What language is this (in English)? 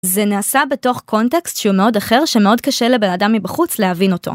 Hebrew